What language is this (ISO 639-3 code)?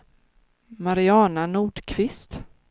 swe